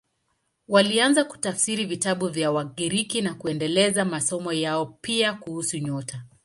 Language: Swahili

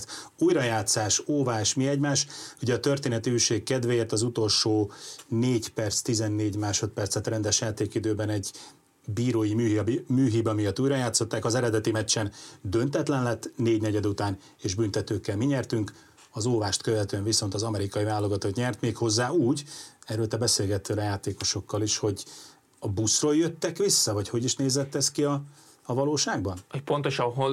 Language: Hungarian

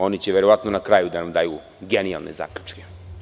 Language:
Serbian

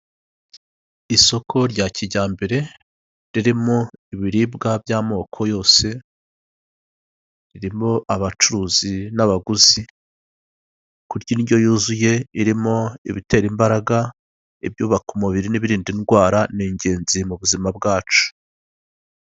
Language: Kinyarwanda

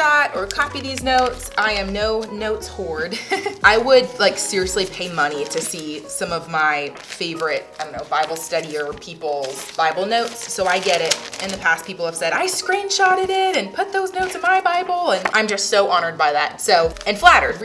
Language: English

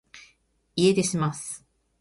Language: Japanese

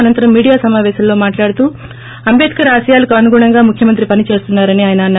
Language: Telugu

